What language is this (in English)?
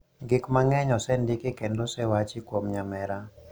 Luo (Kenya and Tanzania)